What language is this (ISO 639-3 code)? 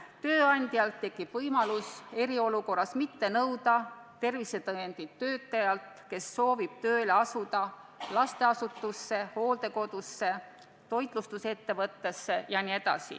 est